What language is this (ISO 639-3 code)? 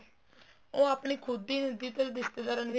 pan